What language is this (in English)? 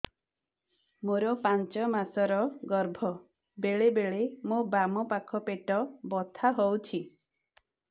Odia